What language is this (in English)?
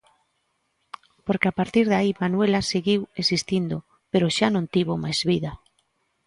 Galician